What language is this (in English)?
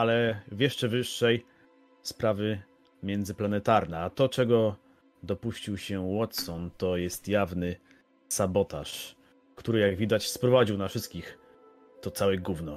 Polish